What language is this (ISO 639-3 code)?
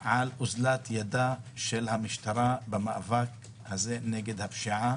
heb